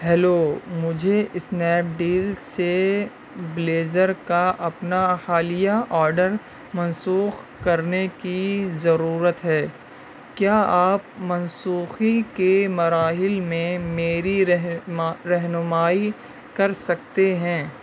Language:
Urdu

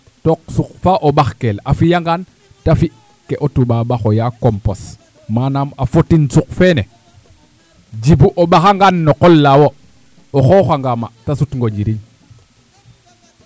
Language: Serer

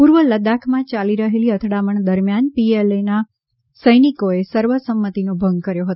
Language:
Gujarati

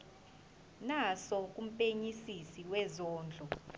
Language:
Zulu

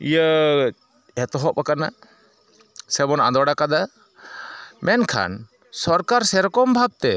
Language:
Santali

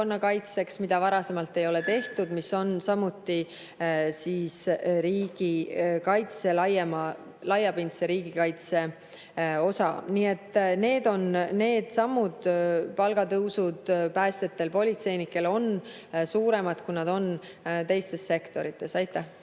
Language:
Estonian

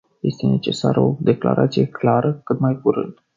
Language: Romanian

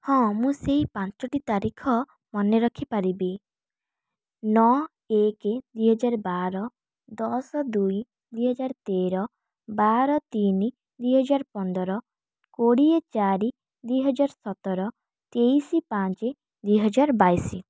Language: Odia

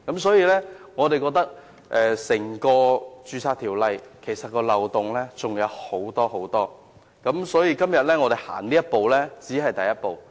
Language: Cantonese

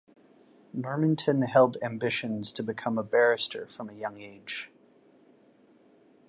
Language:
English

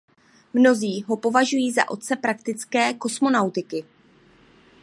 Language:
Czech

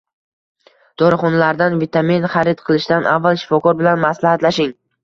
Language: Uzbek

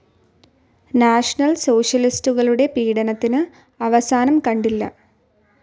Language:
Malayalam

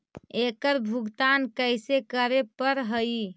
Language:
Magahi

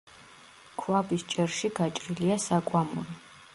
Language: Georgian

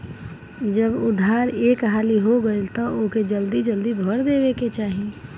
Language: Bhojpuri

